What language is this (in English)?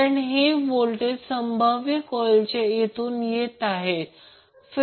Marathi